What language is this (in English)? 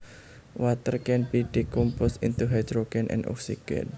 Javanese